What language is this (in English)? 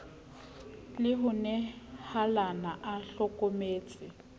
Southern Sotho